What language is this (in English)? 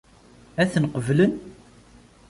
Kabyle